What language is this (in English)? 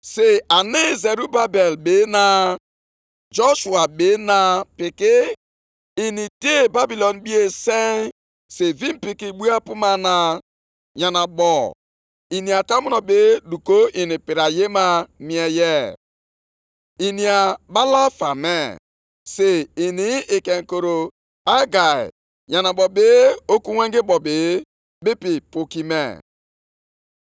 Igbo